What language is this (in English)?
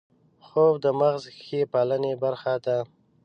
Pashto